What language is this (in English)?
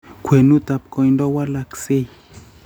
Kalenjin